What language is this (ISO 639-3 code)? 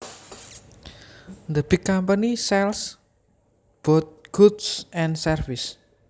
jav